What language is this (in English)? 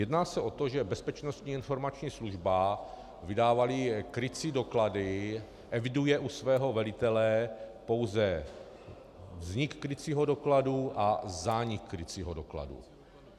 Czech